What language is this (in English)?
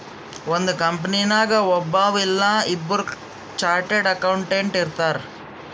Kannada